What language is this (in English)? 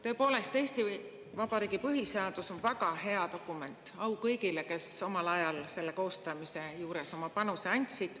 Estonian